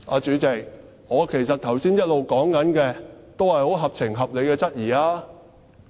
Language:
Cantonese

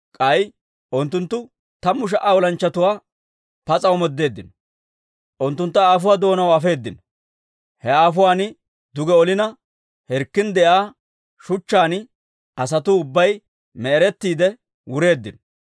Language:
Dawro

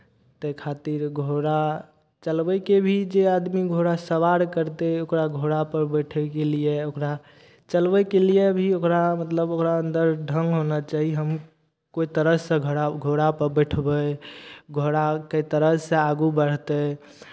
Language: Maithili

